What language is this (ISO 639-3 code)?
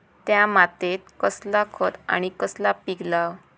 mar